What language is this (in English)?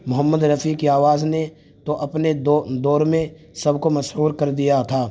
Urdu